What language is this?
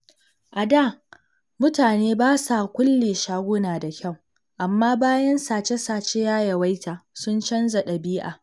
Hausa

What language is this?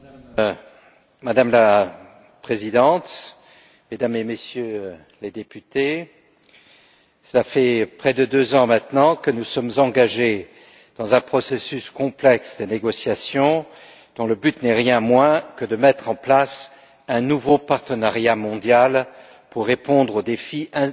French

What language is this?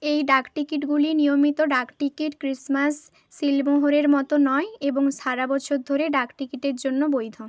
Bangla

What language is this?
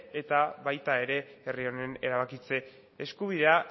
Basque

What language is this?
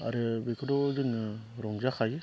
Bodo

